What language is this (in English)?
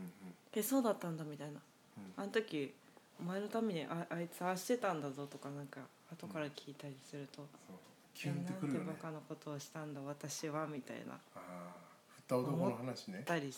Japanese